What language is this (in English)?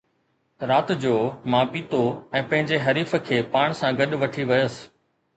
Sindhi